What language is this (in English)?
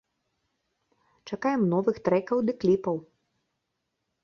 Belarusian